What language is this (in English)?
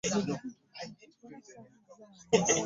Ganda